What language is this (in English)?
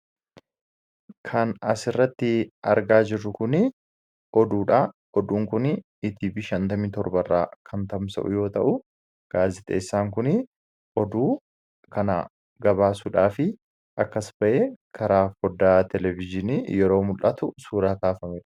Oromo